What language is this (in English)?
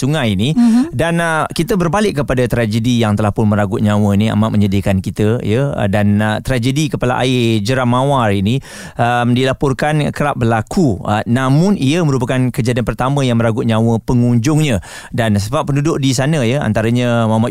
Malay